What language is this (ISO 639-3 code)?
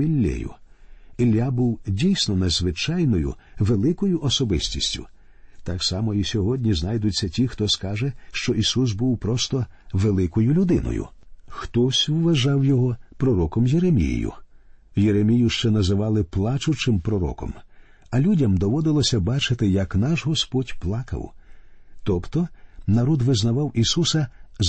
ukr